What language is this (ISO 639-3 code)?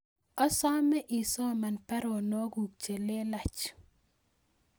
kln